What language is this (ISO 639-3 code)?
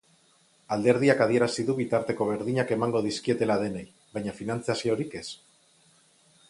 eus